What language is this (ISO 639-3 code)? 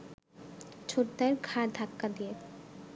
ben